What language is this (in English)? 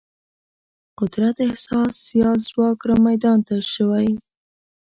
Pashto